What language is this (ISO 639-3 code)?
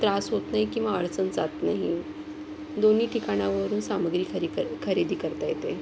mar